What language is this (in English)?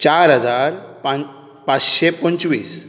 Konkani